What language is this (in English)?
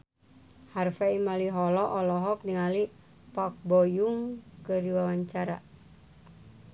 Sundanese